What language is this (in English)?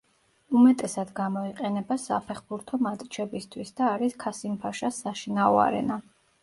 Georgian